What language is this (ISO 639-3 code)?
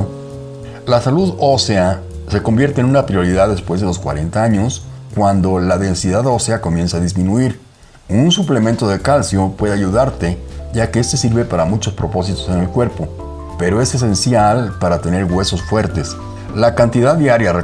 spa